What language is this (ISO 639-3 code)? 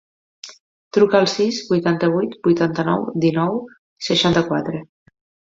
cat